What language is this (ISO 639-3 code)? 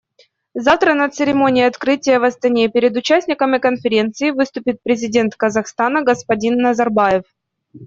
rus